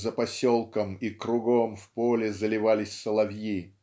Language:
Russian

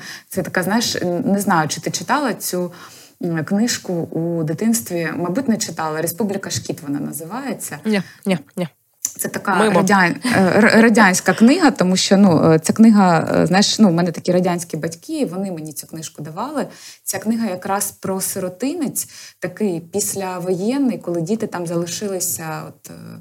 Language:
Ukrainian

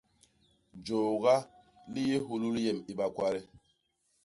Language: Basaa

